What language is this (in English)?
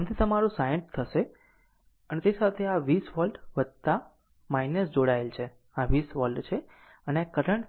Gujarati